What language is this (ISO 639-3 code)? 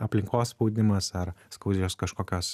lit